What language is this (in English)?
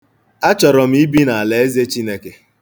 Igbo